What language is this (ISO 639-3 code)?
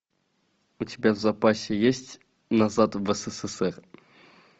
rus